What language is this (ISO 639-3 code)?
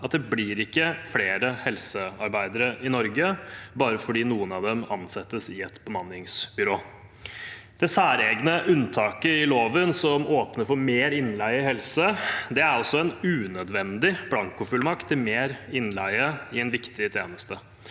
nor